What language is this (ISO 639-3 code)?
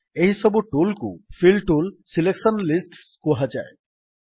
ori